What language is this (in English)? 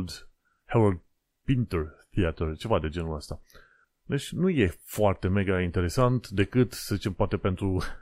Romanian